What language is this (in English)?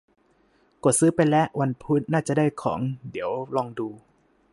Thai